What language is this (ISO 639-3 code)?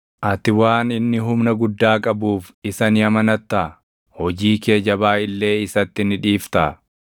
orm